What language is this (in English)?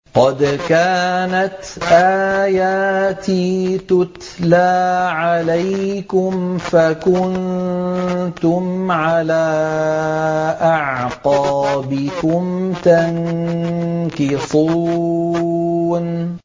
Arabic